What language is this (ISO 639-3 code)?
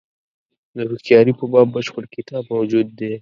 pus